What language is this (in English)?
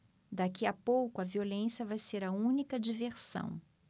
Portuguese